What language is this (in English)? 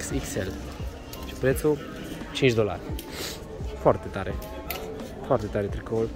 Romanian